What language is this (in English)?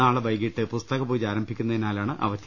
Malayalam